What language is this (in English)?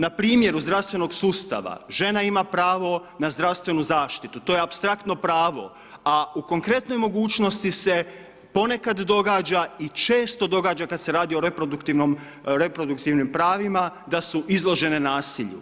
Croatian